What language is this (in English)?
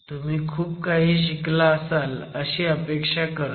Marathi